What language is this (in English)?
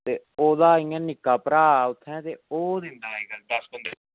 Dogri